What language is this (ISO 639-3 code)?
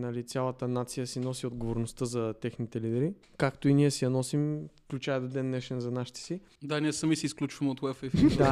bul